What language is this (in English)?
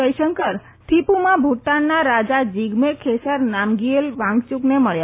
Gujarati